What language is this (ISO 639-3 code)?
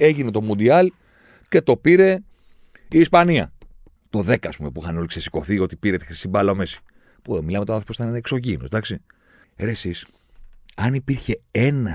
ell